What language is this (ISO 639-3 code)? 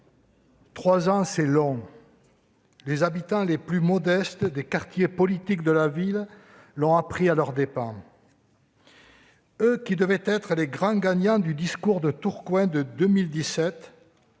fra